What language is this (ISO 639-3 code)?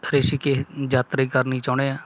pan